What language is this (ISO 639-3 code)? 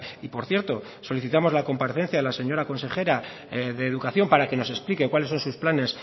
spa